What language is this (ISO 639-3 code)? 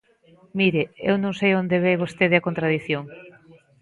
glg